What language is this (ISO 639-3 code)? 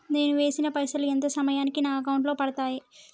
tel